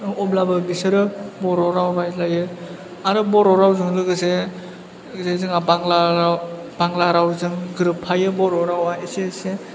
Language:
Bodo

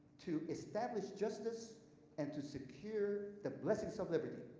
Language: English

